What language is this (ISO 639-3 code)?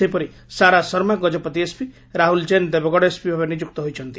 ori